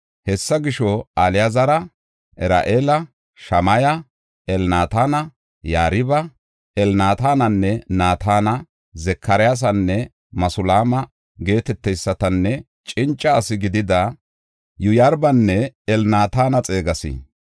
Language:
Gofa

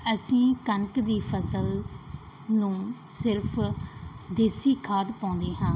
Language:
Punjabi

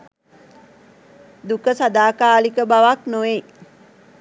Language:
Sinhala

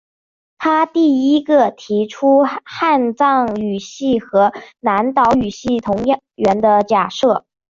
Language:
Chinese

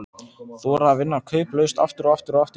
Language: Icelandic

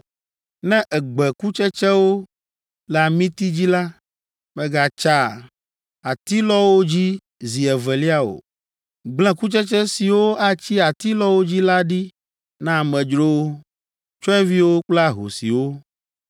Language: Ewe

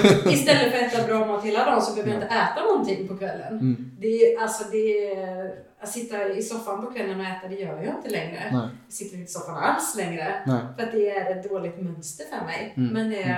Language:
Swedish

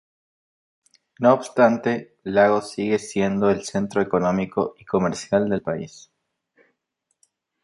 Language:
Spanish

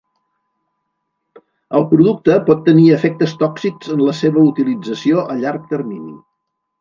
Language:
Catalan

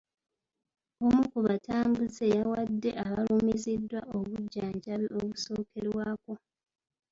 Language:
Ganda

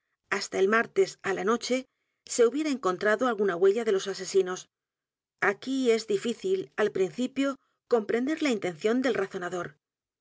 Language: Spanish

